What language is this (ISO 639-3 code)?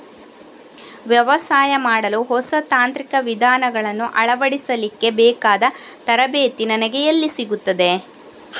kan